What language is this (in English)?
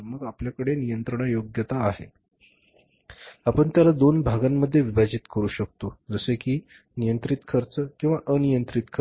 Marathi